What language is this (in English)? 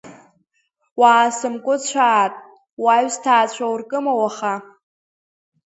Abkhazian